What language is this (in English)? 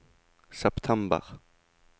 Norwegian